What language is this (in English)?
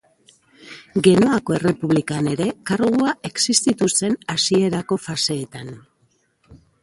Basque